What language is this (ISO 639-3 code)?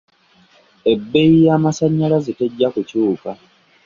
lug